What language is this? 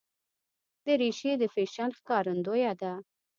Pashto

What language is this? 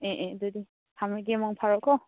Manipuri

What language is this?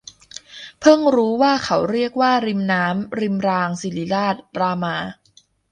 Thai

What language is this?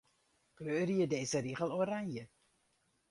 Western Frisian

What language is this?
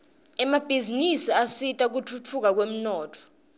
Swati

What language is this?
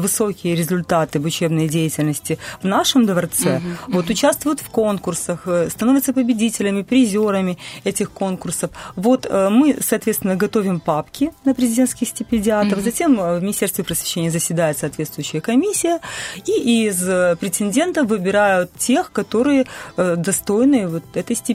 Russian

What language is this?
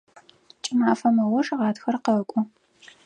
Adyghe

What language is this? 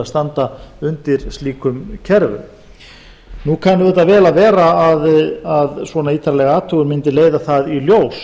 Icelandic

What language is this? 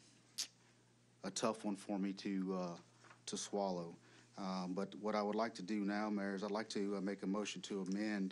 English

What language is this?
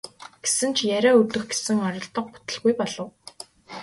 Mongolian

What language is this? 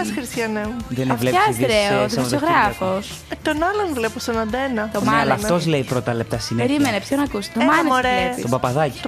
Greek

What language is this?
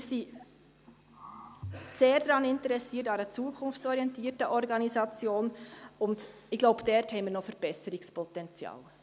Swiss German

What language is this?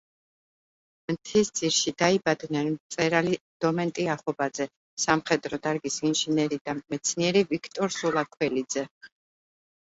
Georgian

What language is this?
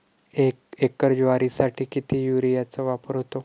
Marathi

